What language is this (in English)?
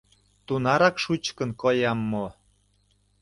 Mari